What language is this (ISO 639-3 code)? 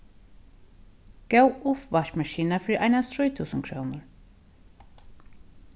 fao